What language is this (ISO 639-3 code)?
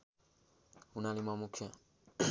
nep